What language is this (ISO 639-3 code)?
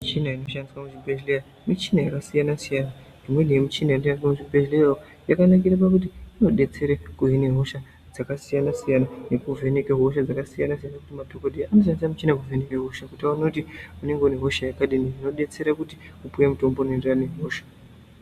ndc